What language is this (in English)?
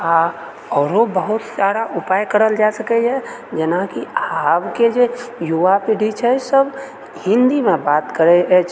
Maithili